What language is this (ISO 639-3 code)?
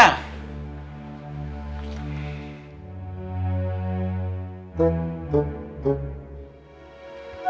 ind